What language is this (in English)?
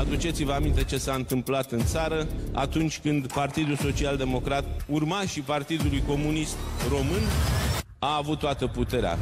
Romanian